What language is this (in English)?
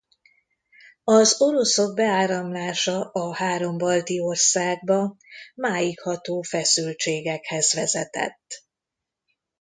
Hungarian